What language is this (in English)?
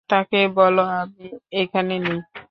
Bangla